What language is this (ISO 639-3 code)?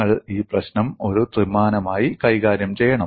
mal